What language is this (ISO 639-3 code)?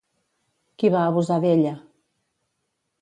cat